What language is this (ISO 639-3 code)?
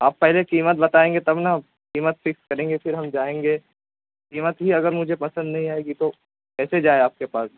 urd